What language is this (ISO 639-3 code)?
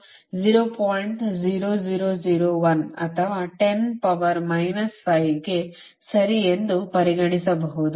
kan